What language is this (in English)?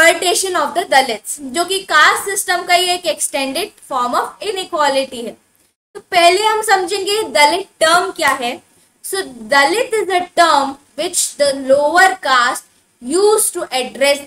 Hindi